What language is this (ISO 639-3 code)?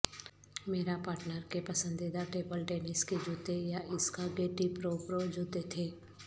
urd